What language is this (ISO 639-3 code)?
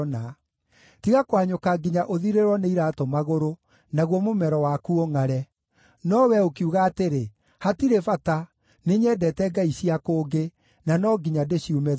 kik